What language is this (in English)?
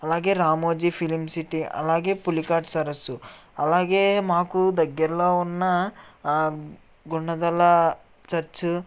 Telugu